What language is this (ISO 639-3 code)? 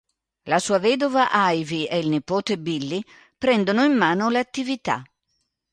ita